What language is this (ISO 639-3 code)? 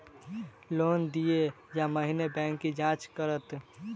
mai